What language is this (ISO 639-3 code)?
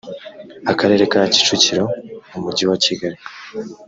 kin